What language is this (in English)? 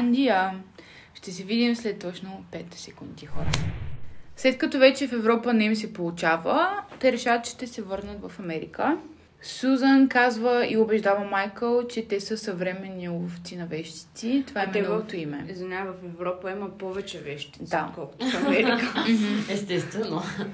Bulgarian